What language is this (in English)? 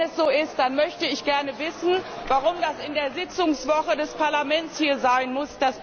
German